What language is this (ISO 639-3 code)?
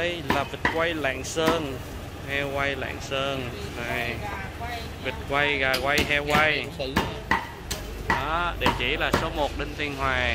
vie